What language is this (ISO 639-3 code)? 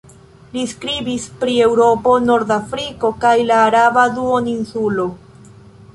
epo